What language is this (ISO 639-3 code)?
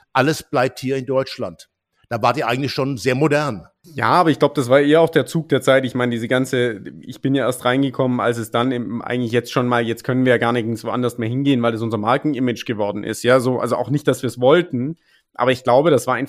deu